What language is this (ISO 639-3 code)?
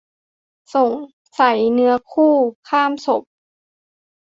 tha